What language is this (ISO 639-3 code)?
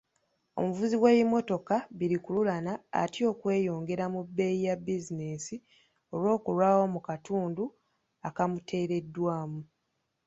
lug